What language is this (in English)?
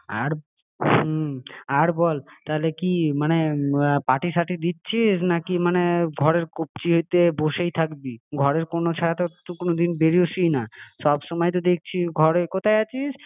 Bangla